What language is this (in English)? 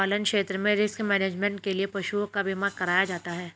Hindi